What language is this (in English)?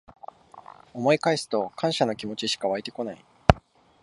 Japanese